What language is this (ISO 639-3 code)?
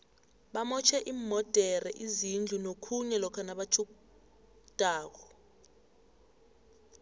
nbl